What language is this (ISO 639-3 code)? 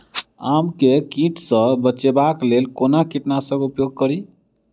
mai